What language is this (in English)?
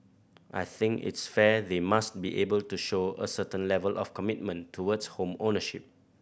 English